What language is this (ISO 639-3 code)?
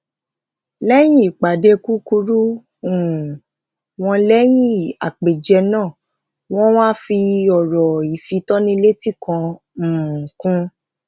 yor